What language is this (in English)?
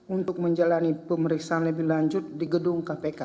Indonesian